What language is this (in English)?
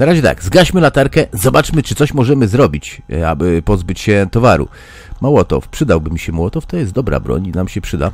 Polish